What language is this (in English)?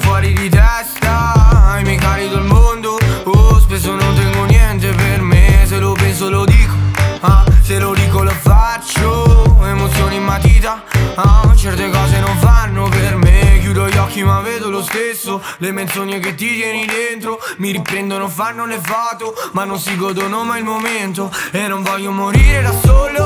Italian